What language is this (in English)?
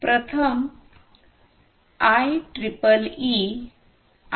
Marathi